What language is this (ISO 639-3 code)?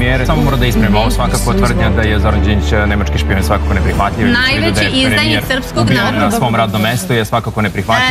ron